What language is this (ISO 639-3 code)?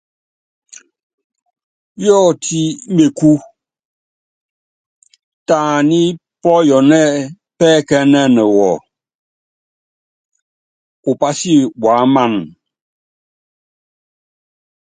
yav